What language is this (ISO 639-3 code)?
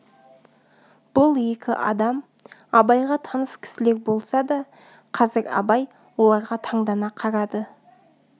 kaz